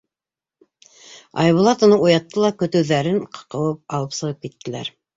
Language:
Bashkir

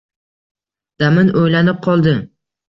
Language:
Uzbek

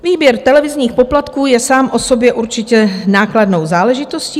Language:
Czech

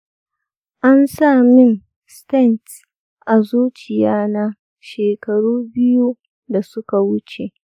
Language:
Hausa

